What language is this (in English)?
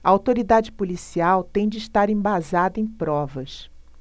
Portuguese